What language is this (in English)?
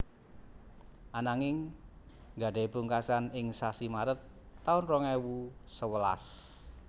Javanese